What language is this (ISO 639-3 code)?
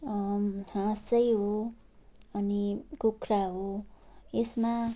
nep